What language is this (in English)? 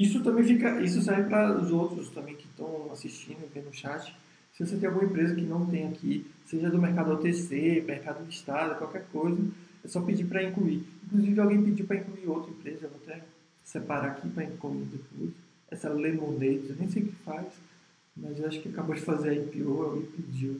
Portuguese